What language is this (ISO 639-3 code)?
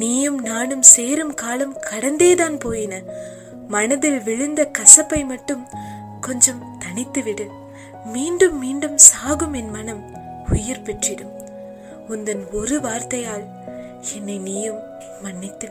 tam